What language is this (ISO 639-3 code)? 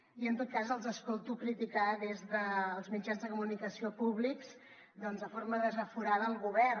cat